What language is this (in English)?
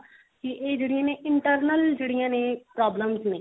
Punjabi